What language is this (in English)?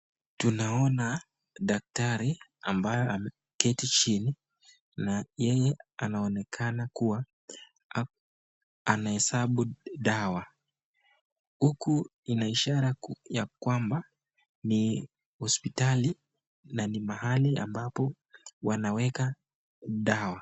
Swahili